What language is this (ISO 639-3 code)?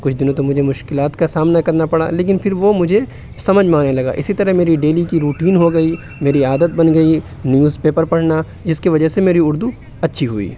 urd